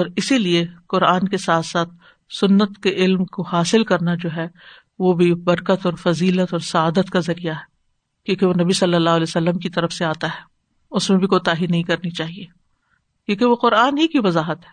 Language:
Urdu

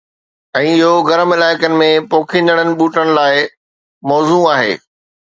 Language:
Sindhi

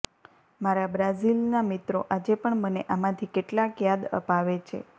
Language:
Gujarati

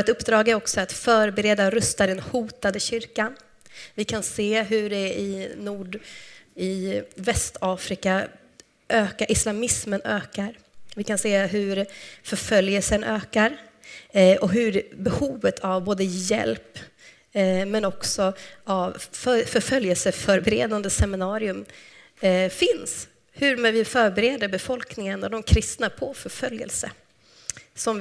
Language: Swedish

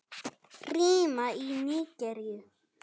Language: Icelandic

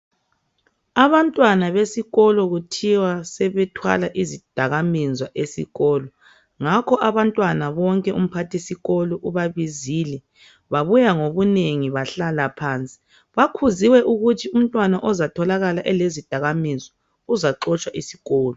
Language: North Ndebele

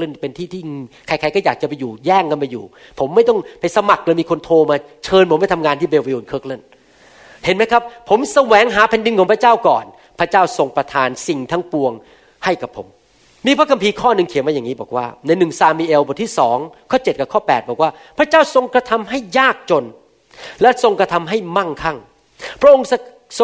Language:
Thai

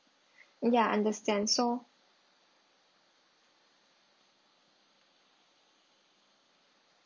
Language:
English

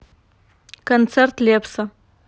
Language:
Russian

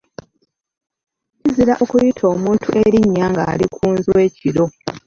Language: Ganda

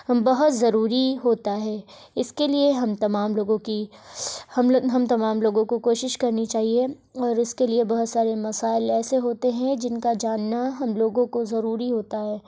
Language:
Urdu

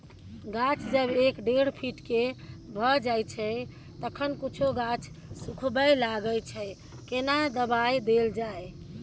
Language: Maithili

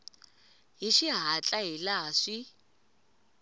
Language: Tsonga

